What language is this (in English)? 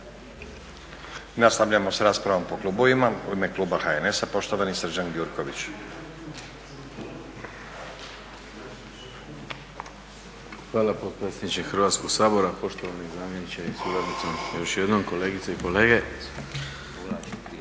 Croatian